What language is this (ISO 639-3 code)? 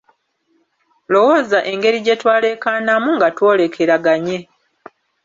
lug